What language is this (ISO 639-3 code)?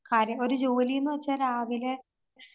mal